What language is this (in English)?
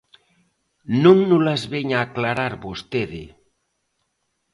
Galician